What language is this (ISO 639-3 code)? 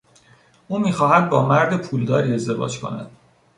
fas